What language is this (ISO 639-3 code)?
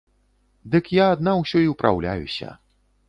bel